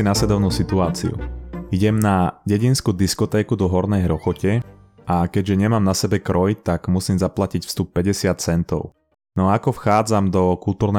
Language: Slovak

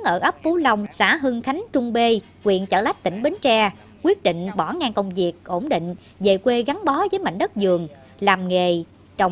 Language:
Vietnamese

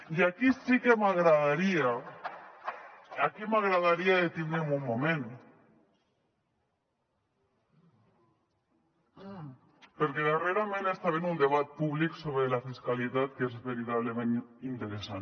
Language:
Catalan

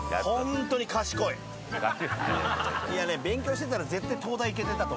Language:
Japanese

